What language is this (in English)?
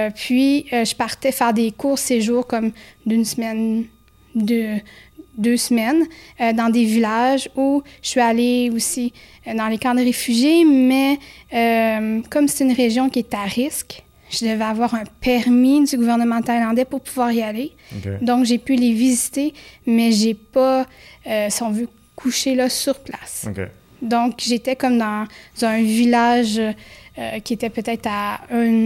French